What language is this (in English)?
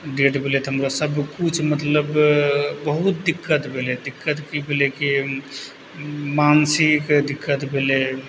Maithili